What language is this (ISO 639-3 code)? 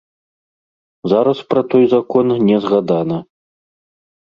bel